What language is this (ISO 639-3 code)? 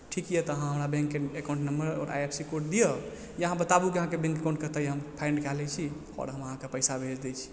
mai